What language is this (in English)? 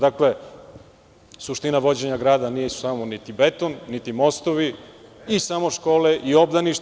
Serbian